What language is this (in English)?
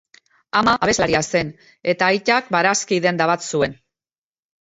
Basque